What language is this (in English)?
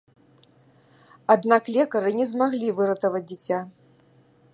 Belarusian